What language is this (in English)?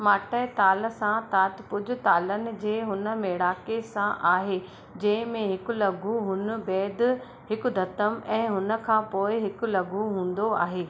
Sindhi